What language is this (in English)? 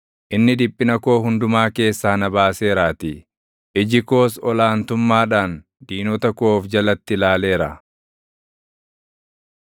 Oromo